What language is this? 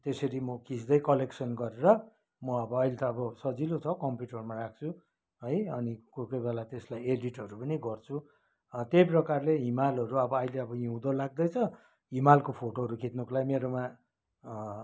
Nepali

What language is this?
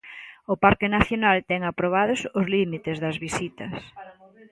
Galician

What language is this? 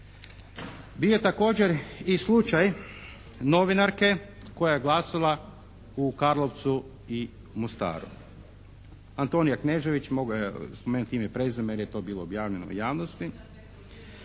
Croatian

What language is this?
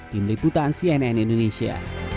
Indonesian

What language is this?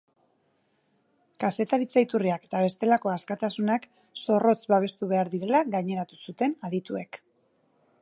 Basque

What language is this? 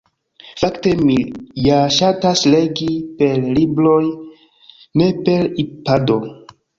Esperanto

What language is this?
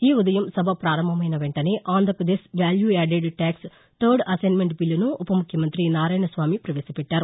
Telugu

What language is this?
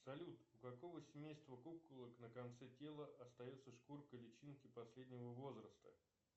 Russian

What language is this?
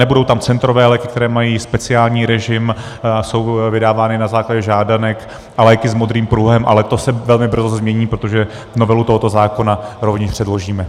Czech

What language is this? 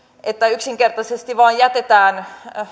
Finnish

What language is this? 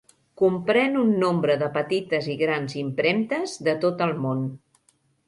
Catalan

